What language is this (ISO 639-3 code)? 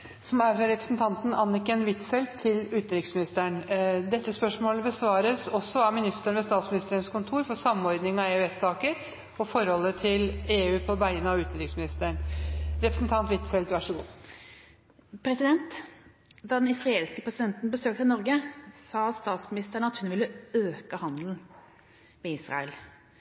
nor